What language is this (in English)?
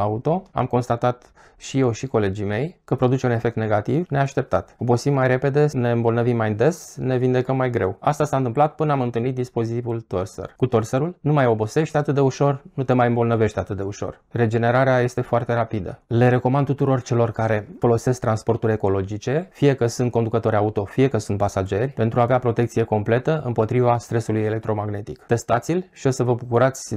Romanian